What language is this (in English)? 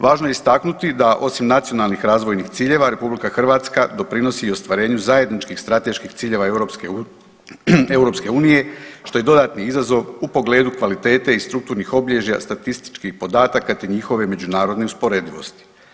Croatian